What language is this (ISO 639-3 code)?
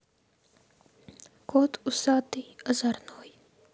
rus